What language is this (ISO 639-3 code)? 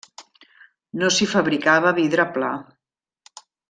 cat